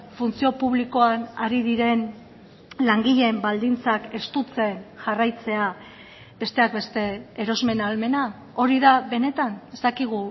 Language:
Basque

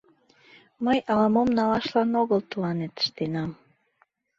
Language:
Mari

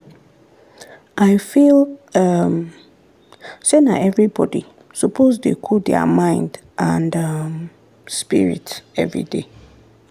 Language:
Nigerian Pidgin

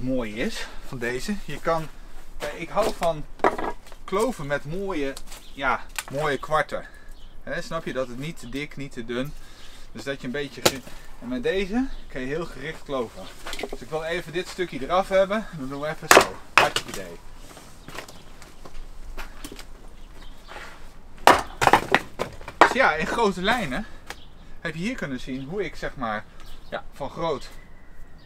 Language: Dutch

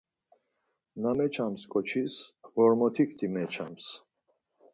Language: Laz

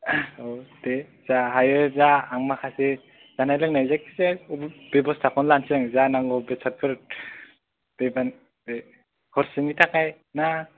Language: Bodo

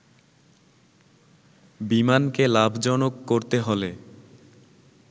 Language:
Bangla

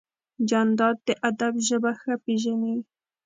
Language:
Pashto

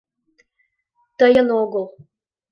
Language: Mari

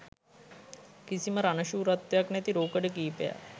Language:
Sinhala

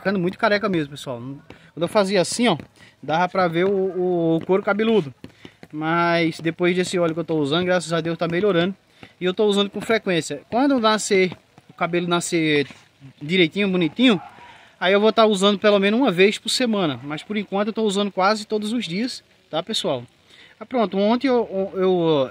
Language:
Portuguese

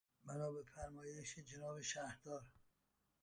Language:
Persian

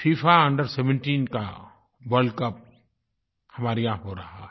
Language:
Hindi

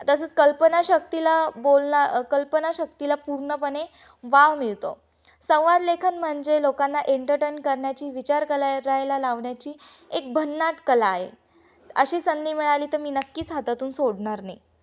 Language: Marathi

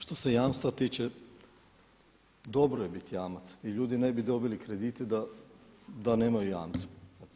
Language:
Croatian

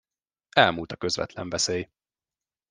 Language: Hungarian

